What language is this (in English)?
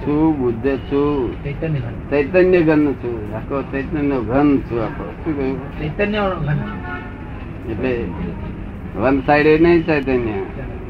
Gujarati